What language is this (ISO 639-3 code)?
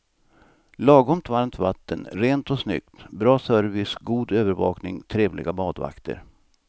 swe